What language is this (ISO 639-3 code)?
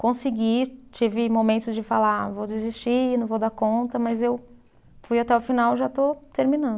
por